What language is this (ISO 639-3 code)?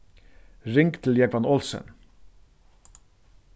fao